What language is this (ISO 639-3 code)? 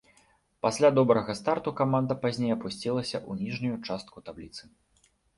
bel